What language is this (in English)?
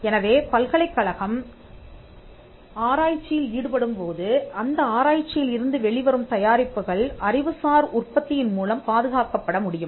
Tamil